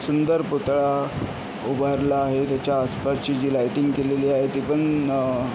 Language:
Marathi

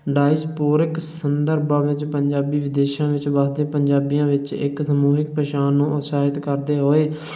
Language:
Punjabi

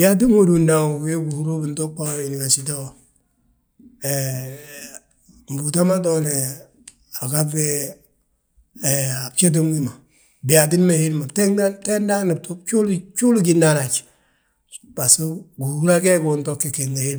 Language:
Balanta-Ganja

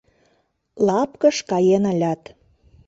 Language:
Mari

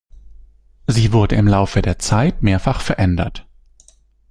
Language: German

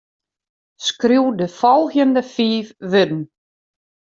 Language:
Western Frisian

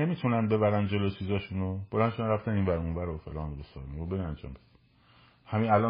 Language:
Persian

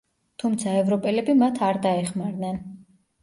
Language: Georgian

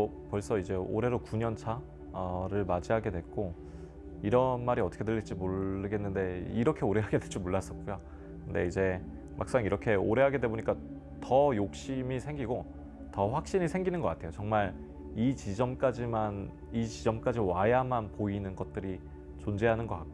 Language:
Korean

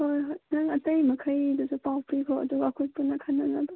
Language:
Manipuri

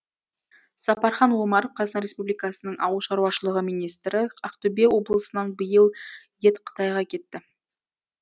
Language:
Kazakh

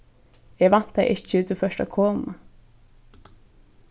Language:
Faroese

